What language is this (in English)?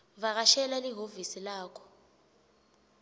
Swati